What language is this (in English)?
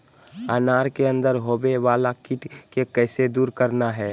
Magahi